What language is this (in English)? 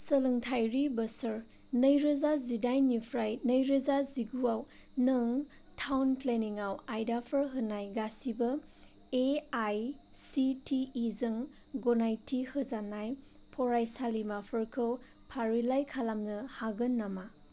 Bodo